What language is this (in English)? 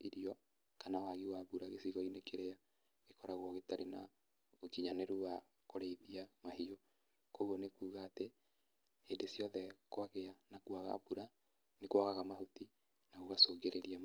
Kikuyu